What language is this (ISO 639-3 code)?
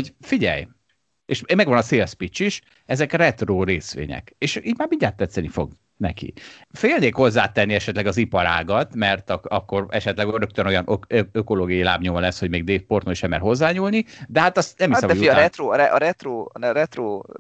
hun